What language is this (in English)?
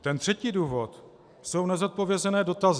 Czech